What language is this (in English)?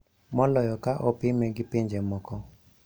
Luo (Kenya and Tanzania)